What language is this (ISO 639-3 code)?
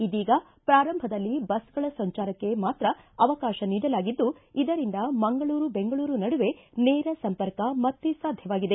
kan